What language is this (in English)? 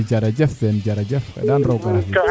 Serer